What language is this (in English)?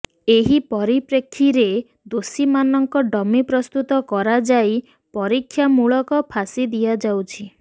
Odia